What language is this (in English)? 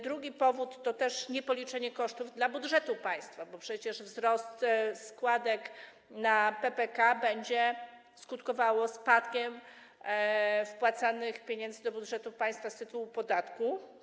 Polish